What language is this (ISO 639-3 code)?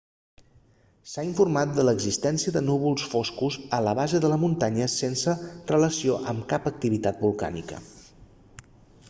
cat